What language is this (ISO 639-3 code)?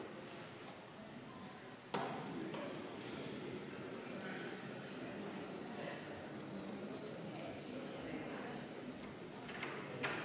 est